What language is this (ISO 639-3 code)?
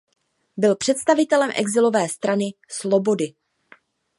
ces